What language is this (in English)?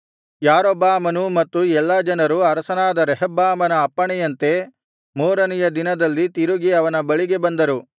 Kannada